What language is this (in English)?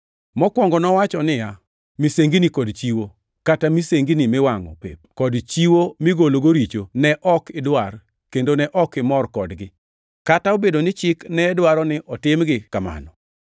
Luo (Kenya and Tanzania)